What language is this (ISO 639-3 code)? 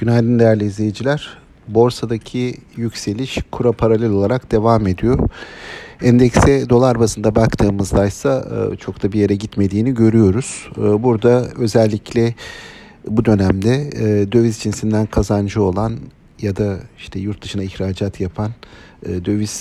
tur